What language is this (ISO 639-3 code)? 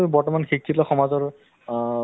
asm